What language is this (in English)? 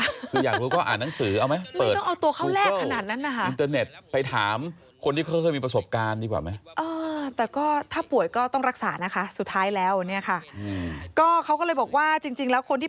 Thai